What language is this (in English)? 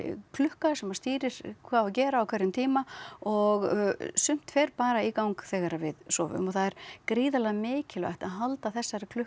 Icelandic